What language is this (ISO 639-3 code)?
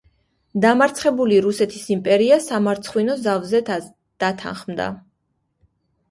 kat